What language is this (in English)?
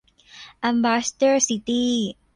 Thai